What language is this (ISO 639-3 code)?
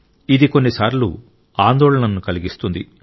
tel